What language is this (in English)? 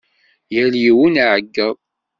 Kabyle